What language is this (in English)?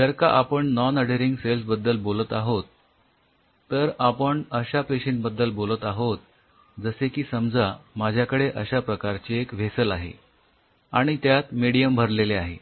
Marathi